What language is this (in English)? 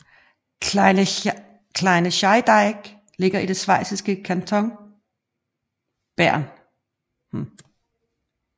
Danish